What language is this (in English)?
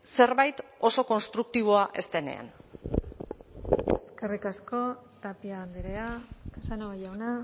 Basque